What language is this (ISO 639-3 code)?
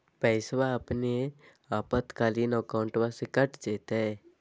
mag